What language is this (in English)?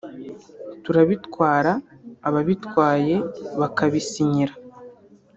Kinyarwanda